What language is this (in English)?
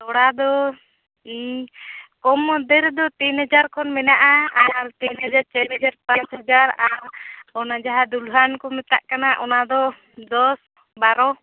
Santali